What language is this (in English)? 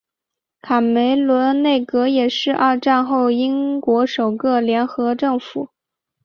Chinese